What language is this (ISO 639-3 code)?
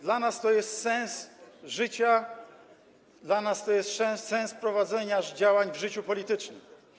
pol